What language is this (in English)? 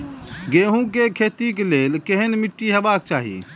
Maithili